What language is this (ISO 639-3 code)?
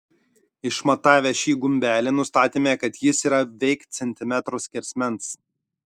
lit